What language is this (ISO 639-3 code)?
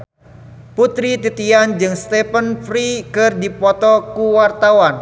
sun